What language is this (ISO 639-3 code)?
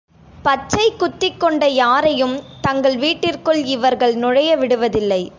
tam